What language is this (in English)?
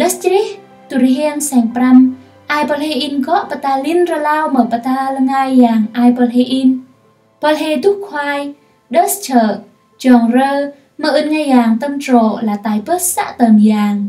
Vietnamese